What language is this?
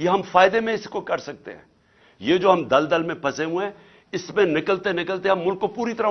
Urdu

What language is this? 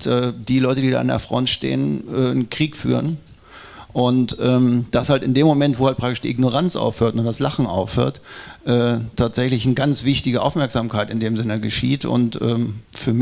German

